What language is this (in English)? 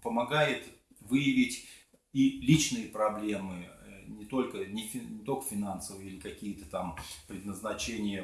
Russian